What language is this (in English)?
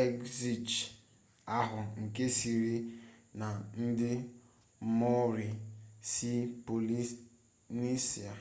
Igbo